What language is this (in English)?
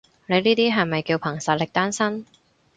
Cantonese